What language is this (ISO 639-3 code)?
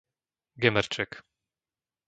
slk